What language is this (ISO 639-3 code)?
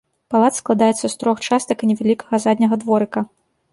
bel